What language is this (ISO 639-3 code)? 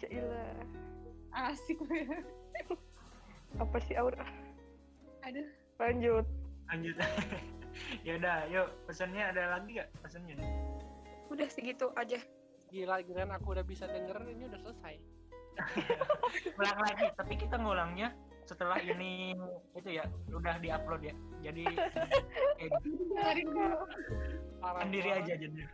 ind